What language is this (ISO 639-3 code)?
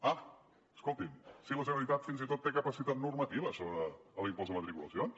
cat